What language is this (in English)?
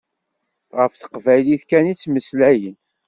Kabyle